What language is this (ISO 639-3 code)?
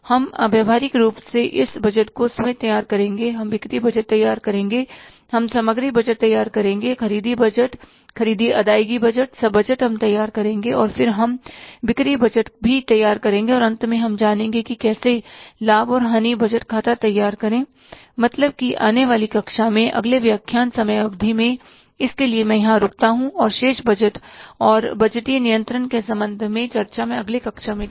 hin